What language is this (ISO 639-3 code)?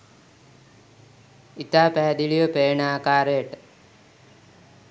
sin